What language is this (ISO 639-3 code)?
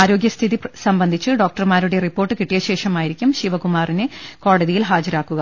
mal